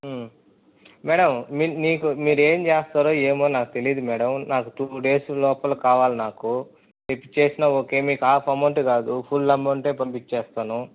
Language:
Telugu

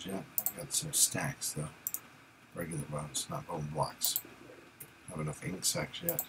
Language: English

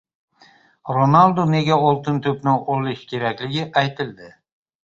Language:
Uzbek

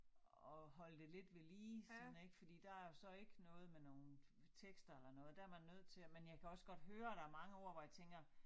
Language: Danish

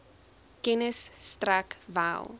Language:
Afrikaans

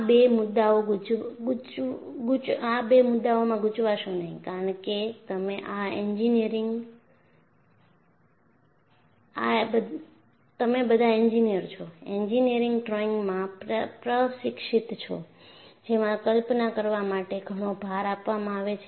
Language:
Gujarati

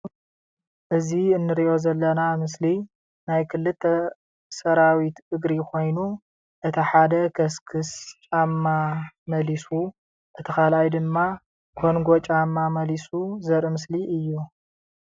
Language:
Tigrinya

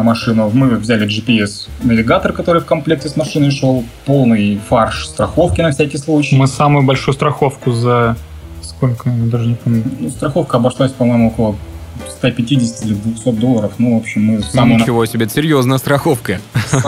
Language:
Russian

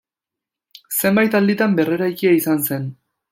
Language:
Basque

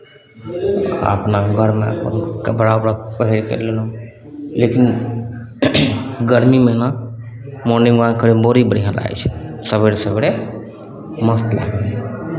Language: Maithili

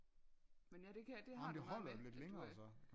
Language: Danish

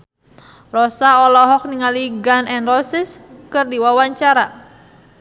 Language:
Sundanese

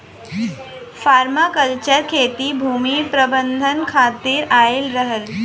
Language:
Bhojpuri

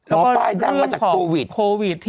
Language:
Thai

